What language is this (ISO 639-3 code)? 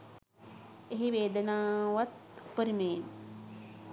sin